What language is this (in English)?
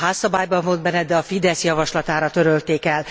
Hungarian